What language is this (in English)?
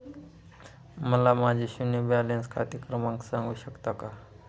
Marathi